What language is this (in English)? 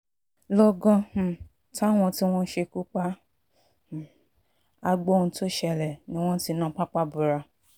Yoruba